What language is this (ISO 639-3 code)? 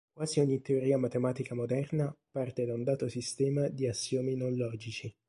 ita